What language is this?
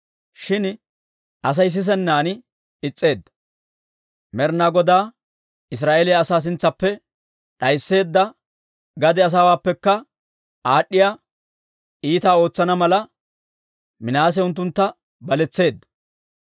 Dawro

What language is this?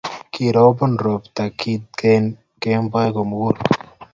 Kalenjin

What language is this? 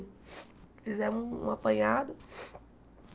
Portuguese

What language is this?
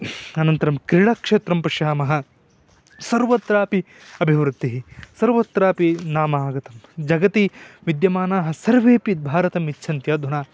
Sanskrit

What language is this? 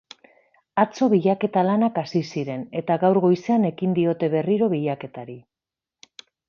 Basque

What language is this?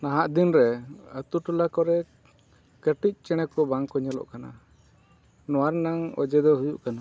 Santali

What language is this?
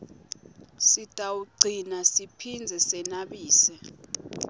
Swati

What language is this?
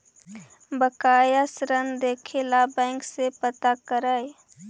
Magahi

